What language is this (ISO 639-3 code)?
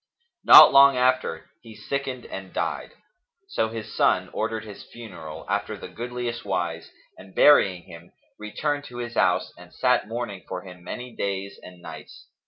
eng